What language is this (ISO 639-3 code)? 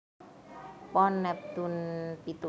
jav